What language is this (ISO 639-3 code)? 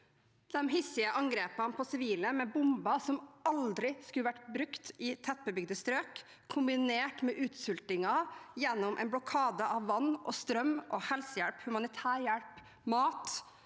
nor